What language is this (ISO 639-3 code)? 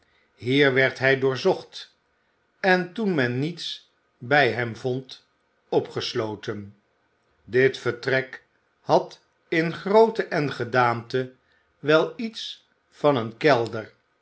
nld